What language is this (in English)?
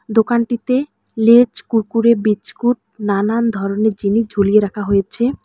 Bangla